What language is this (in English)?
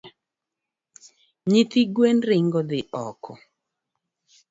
Luo (Kenya and Tanzania)